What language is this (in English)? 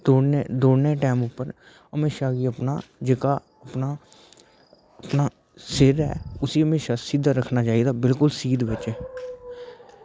Dogri